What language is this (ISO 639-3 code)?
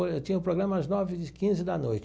por